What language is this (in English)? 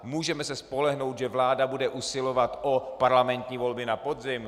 Czech